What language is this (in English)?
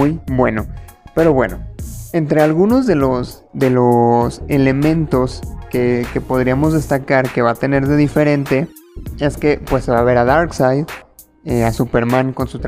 Spanish